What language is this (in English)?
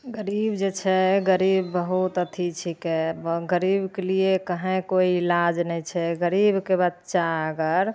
Maithili